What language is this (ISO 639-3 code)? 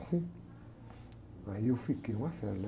por